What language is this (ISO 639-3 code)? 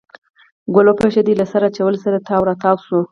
pus